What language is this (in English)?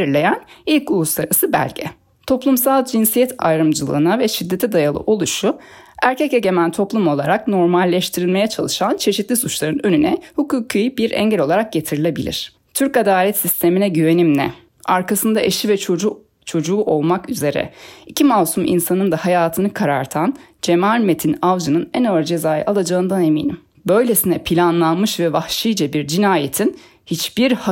Turkish